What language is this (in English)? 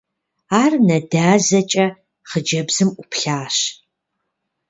Kabardian